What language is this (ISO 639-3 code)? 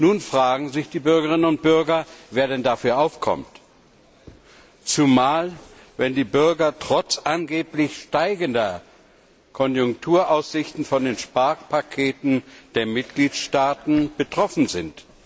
deu